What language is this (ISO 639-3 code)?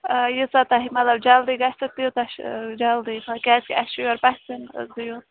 kas